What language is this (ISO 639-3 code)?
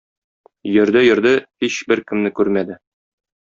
tat